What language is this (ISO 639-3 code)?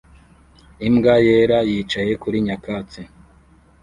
kin